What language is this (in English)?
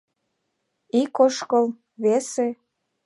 Mari